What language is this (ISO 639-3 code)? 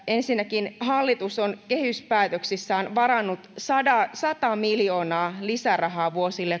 fin